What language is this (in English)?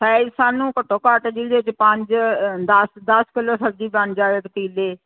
Punjabi